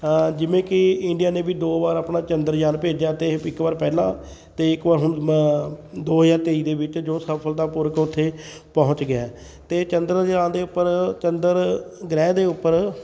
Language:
Punjabi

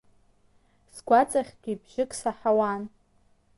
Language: Abkhazian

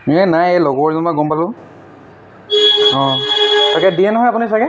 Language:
Assamese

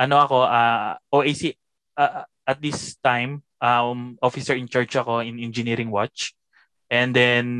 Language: Filipino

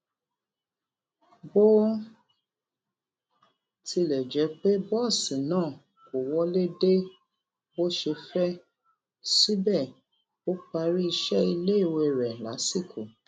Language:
Yoruba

